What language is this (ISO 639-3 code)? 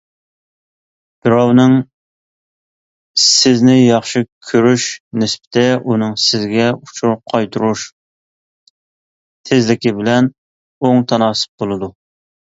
uig